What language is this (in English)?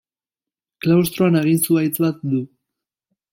Basque